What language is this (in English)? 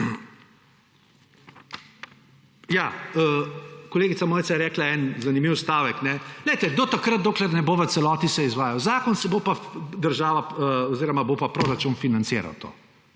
Slovenian